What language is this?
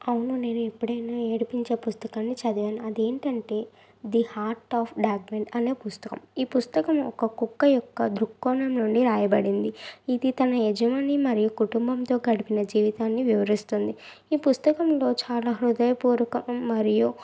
Telugu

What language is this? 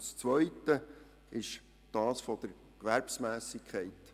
Swiss German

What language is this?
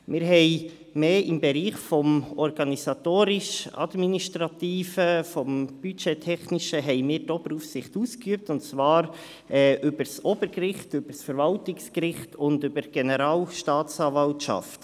Swiss German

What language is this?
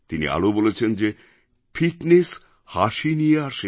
Bangla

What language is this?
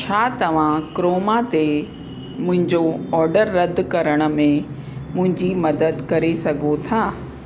Sindhi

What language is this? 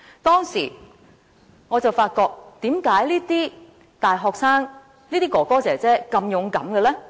Cantonese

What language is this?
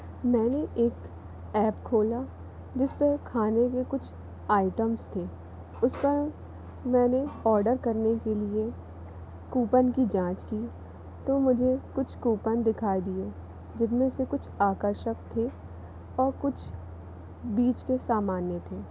Hindi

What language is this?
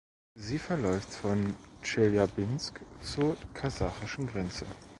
German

